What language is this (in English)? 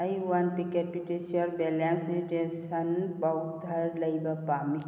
Manipuri